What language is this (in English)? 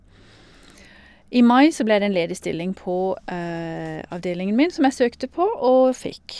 Norwegian